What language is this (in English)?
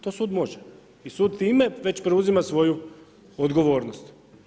Croatian